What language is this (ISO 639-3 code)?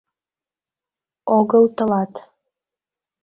chm